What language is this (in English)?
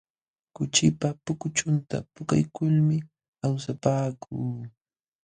Jauja Wanca Quechua